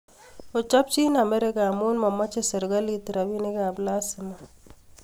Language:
Kalenjin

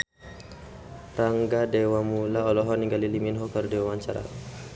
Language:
Sundanese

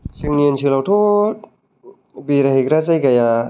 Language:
Bodo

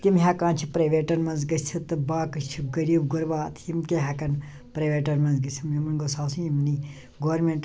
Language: Kashmiri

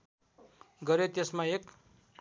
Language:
Nepali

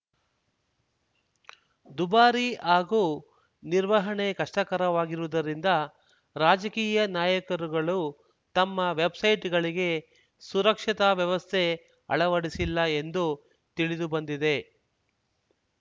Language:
Kannada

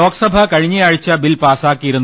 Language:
Malayalam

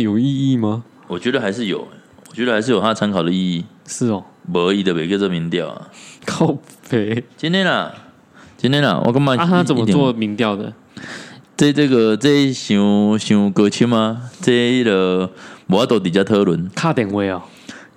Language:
Chinese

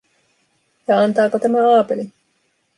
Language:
Finnish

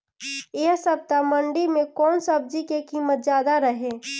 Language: Bhojpuri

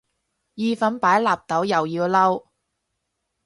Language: Cantonese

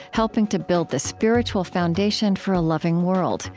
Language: English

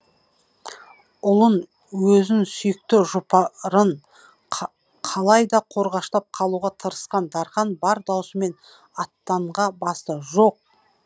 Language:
Kazakh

